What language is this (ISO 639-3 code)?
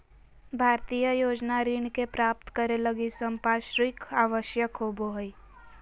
mag